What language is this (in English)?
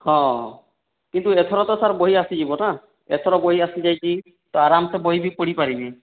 Odia